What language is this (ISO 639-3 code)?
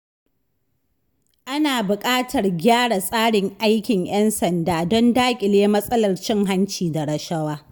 hau